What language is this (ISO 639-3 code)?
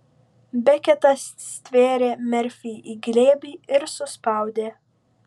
lit